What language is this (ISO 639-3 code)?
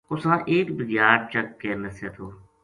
gju